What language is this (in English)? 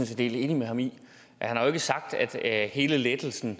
Danish